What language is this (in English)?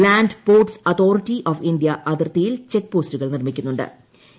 Malayalam